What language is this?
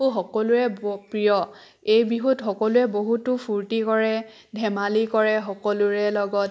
Assamese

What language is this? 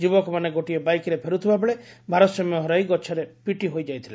Odia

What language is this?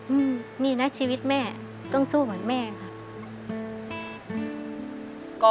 Thai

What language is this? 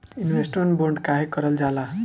Bhojpuri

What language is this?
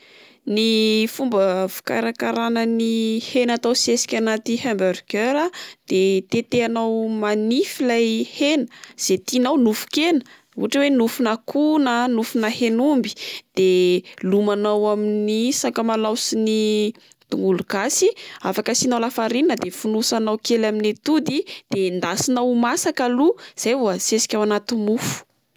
Malagasy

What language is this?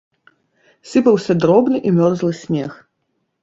Belarusian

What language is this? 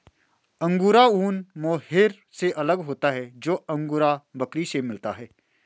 Hindi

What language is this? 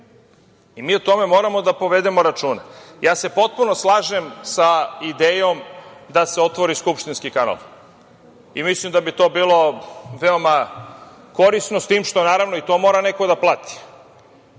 Serbian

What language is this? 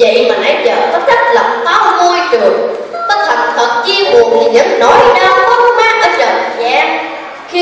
Vietnamese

